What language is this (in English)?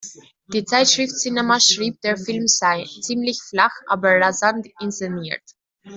German